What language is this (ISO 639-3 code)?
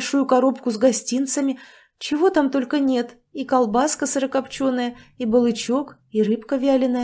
rus